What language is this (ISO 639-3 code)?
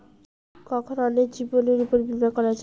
ben